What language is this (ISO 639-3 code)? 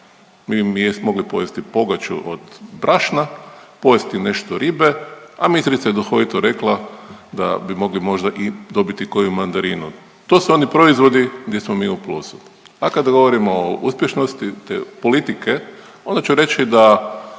hrv